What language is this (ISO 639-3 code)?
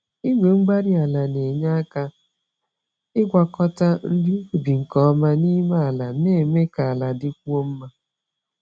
ibo